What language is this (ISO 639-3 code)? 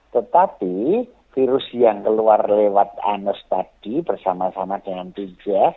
ind